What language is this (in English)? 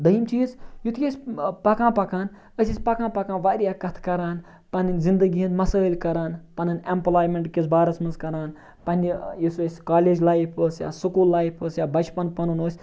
Kashmiri